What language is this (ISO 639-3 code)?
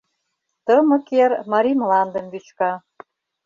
chm